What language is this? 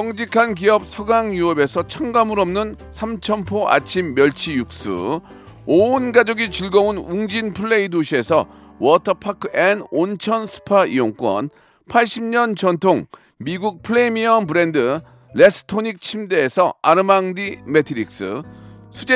Korean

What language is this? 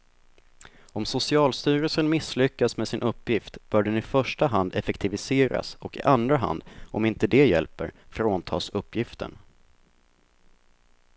Swedish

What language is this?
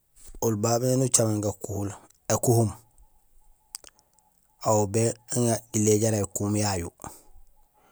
Gusilay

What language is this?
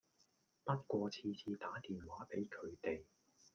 Cantonese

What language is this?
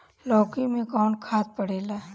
Bhojpuri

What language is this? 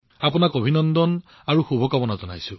Assamese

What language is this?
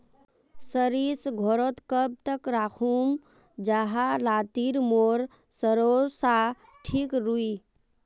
Magahi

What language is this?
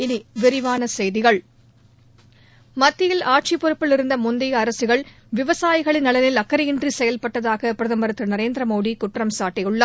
Tamil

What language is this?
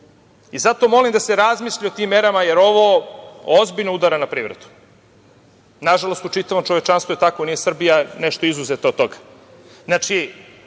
Serbian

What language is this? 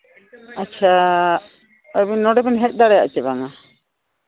Santali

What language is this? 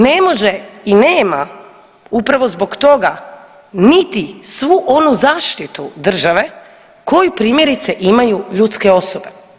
Croatian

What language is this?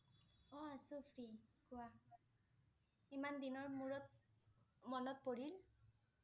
Assamese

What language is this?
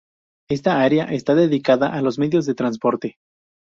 Spanish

